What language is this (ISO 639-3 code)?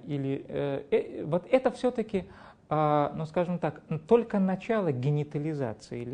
rus